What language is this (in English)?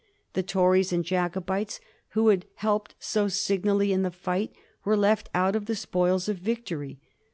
English